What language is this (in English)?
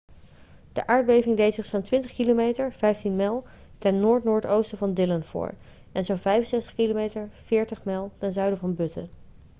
Dutch